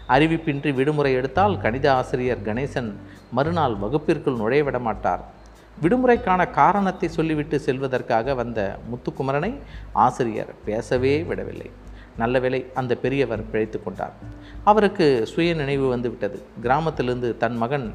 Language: Tamil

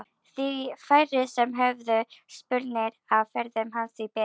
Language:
Icelandic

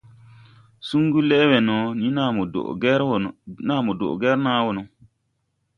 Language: Tupuri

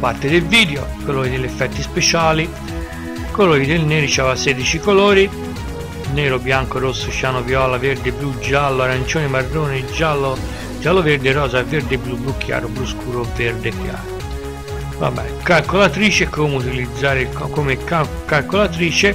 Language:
Italian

